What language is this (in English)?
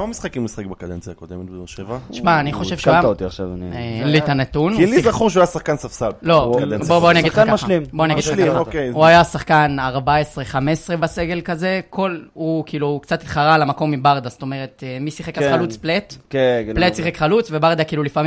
Hebrew